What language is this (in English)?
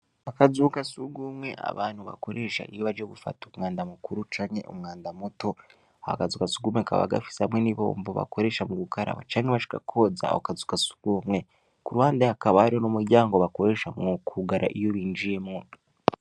Rundi